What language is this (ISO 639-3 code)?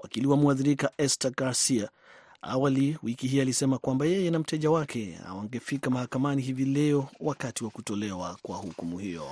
swa